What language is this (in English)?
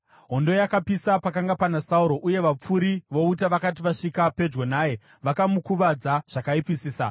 Shona